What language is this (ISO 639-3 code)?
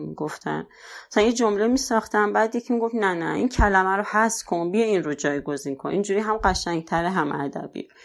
fas